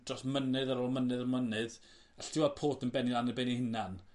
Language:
Welsh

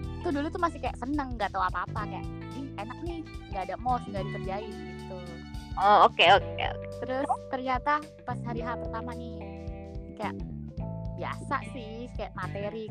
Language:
Indonesian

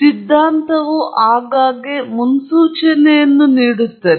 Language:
Kannada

